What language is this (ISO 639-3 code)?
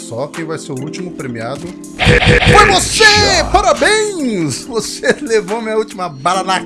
por